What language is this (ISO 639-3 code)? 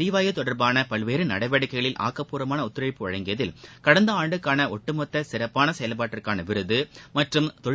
tam